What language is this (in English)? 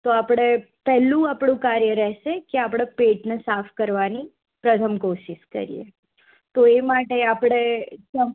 Gujarati